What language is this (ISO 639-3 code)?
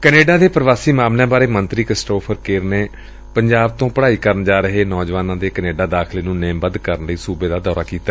pan